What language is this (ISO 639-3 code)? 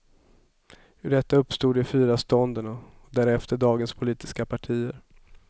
swe